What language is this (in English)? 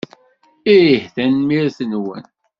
Kabyle